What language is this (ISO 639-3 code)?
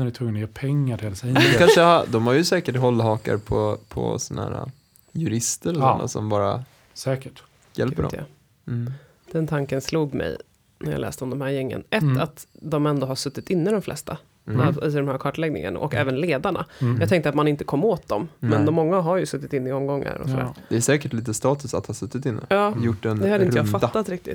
swe